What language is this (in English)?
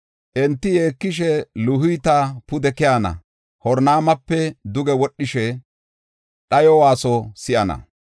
Gofa